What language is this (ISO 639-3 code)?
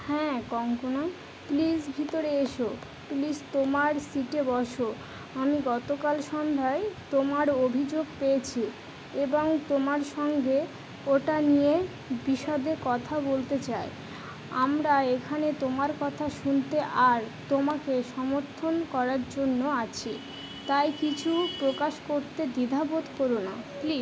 ben